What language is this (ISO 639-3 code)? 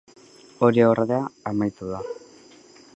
eus